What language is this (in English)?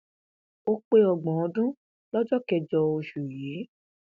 Yoruba